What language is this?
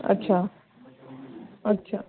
Sindhi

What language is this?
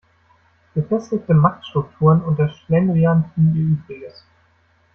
German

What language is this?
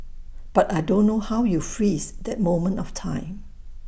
English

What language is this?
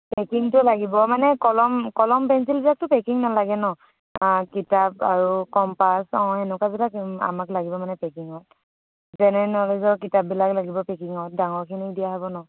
Assamese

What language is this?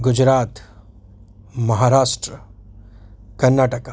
Gujarati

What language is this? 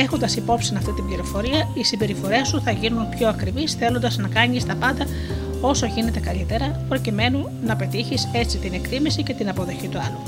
Greek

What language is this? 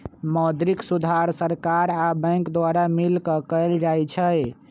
Magahi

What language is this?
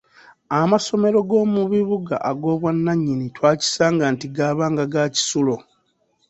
Ganda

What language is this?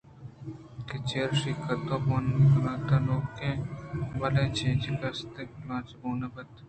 Eastern Balochi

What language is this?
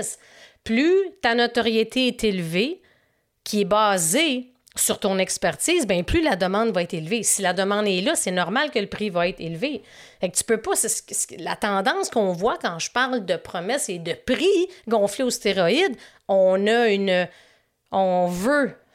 French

